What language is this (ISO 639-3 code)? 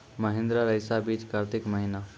mai